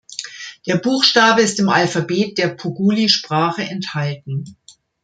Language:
German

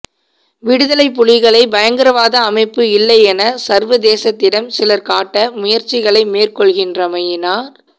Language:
Tamil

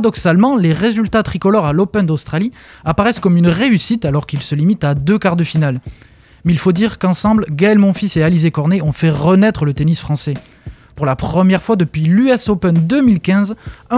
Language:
French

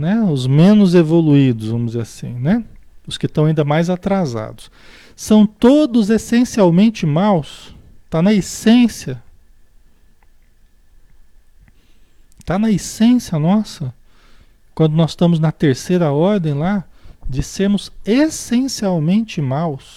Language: Portuguese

